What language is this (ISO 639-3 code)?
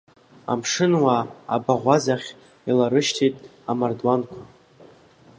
abk